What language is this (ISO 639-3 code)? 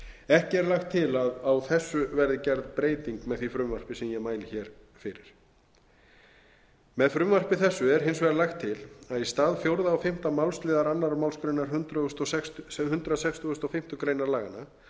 isl